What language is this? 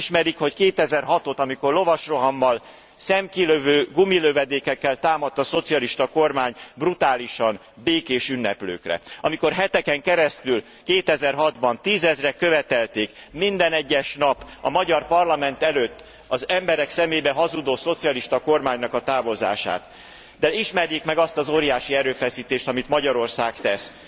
Hungarian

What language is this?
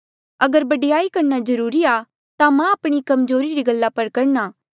Mandeali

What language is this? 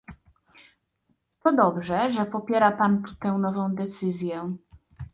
Polish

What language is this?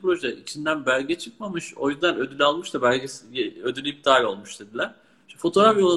Turkish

